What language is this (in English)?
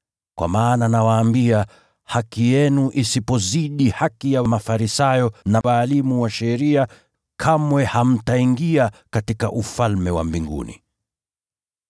Swahili